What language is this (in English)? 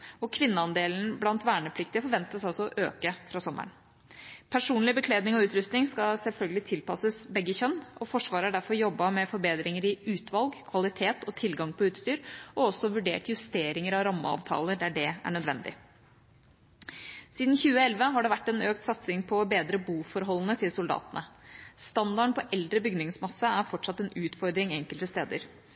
Norwegian Bokmål